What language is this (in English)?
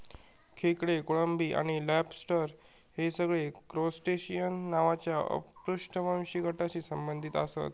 Marathi